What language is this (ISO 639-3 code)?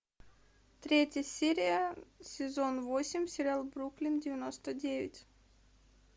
rus